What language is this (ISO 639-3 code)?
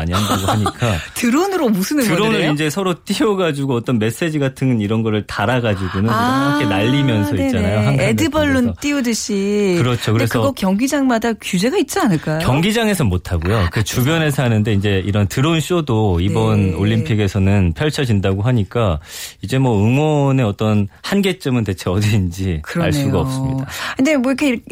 kor